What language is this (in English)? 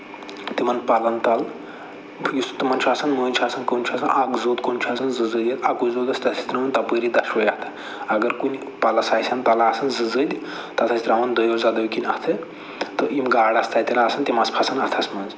Kashmiri